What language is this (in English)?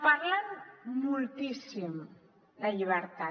Catalan